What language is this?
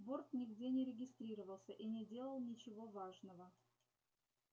Russian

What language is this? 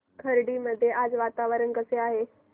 Marathi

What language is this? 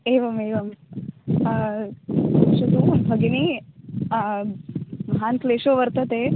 Sanskrit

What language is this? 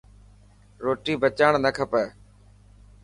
Dhatki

